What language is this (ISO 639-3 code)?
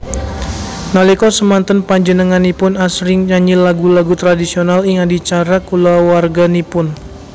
jav